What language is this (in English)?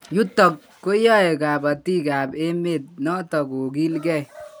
Kalenjin